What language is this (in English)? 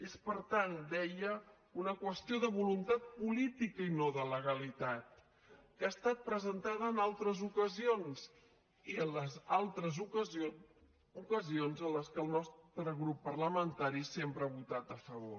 Catalan